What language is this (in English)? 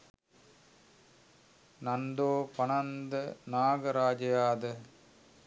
Sinhala